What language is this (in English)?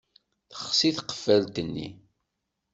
Kabyle